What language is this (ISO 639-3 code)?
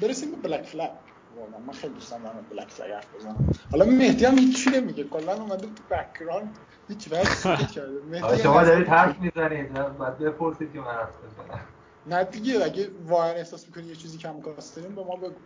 fas